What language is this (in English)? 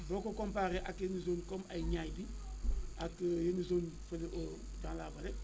Wolof